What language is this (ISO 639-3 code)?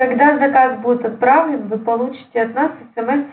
rus